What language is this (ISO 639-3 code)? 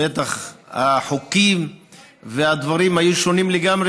heb